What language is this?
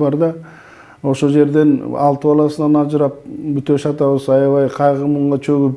Turkish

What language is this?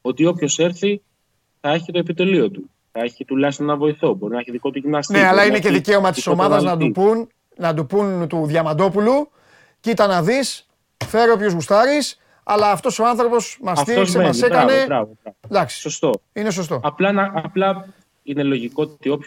Greek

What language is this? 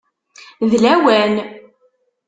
Kabyle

